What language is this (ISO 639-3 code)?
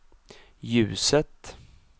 swe